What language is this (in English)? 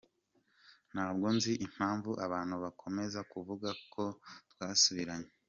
Kinyarwanda